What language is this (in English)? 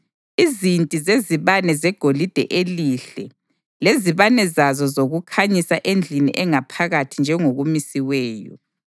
North Ndebele